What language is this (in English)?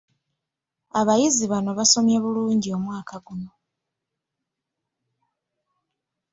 Ganda